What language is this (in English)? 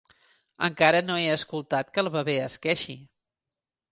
Catalan